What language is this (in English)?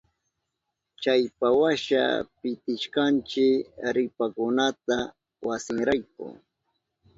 Southern Pastaza Quechua